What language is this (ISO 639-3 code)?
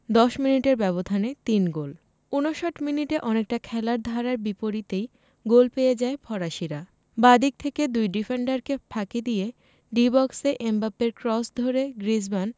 ben